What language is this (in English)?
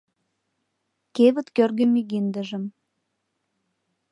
Mari